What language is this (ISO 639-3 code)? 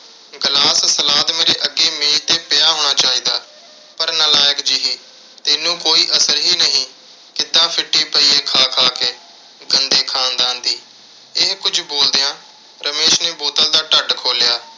pan